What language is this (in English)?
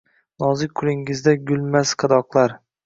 Uzbek